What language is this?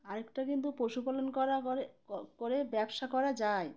Bangla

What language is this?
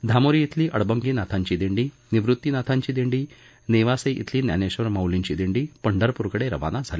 Marathi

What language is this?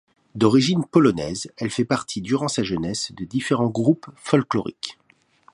French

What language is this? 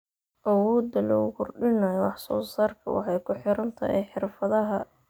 Somali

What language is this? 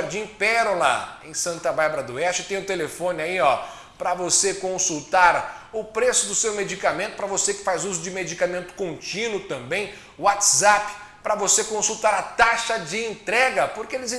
Portuguese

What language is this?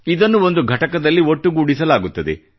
Kannada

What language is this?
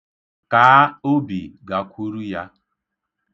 Igbo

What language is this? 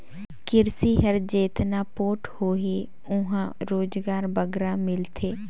Chhattisgarhi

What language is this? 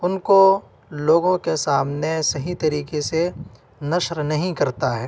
Urdu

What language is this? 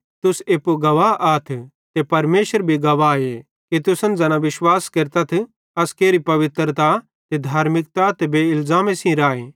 Bhadrawahi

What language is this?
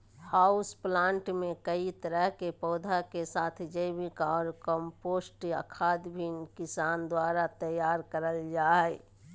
Magahi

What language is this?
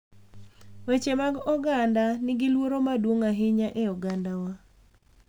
Luo (Kenya and Tanzania)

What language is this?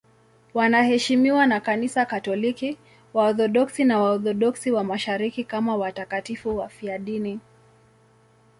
Swahili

